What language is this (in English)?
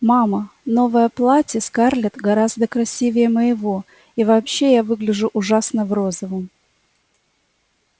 Russian